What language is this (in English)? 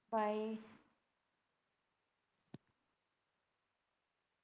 Punjabi